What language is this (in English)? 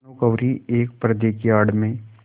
Hindi